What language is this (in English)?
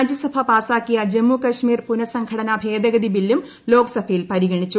Malayalam